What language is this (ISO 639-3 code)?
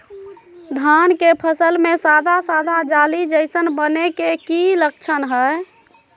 mag